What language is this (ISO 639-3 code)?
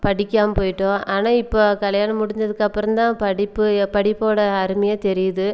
tam